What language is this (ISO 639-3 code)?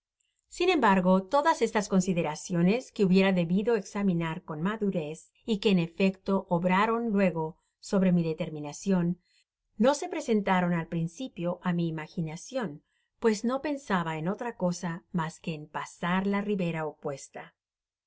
spa